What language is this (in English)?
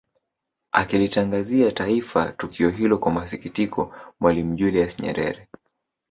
Swahili